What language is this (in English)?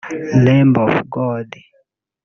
Kinyarwanda